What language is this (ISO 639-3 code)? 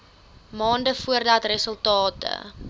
afr